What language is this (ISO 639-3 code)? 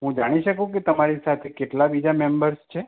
guj